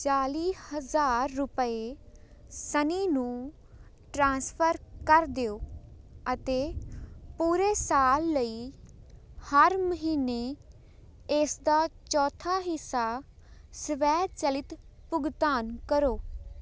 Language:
Punjabi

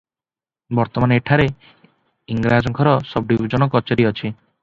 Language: Odia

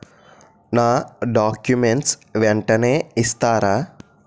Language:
Telugu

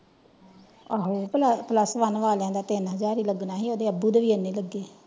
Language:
Punjabi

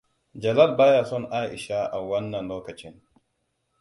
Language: Hausa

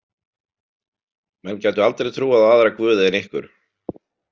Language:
Icelandic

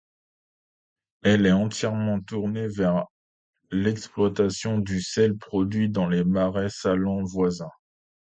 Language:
French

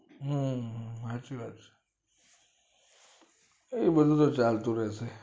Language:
Gujarati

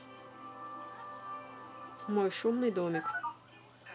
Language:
Russian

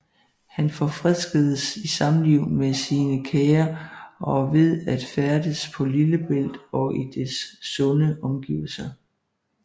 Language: Danish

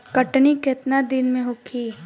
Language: Bhojpuri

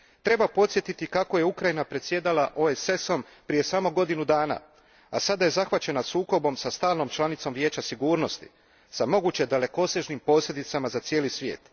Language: Croatian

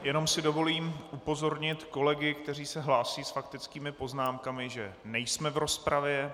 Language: Czech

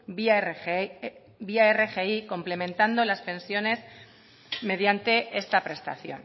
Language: Spanish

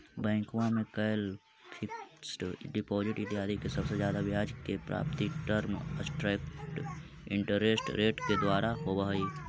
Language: Magahi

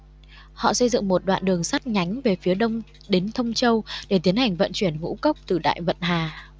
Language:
Vietnamese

